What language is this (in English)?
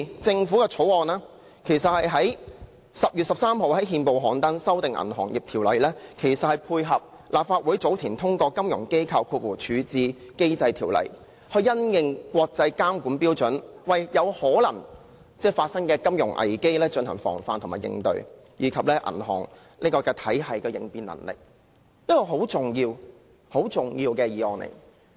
Cantonese